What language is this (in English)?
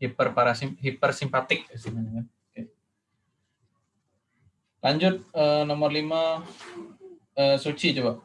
Indonesian